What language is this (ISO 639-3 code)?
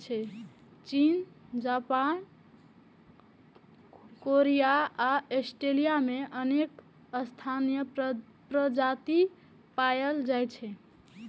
mai